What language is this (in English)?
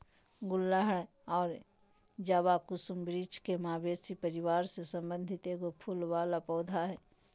Magahi